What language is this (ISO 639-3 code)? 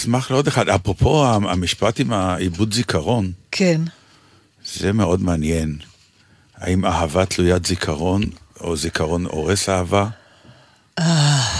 heb